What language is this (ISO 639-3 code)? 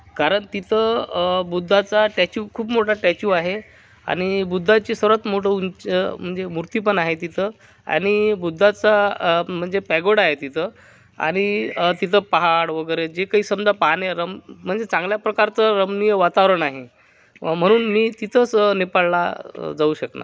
mar